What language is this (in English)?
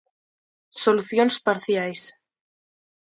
Galician